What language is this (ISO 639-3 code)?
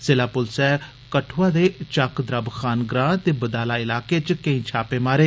doi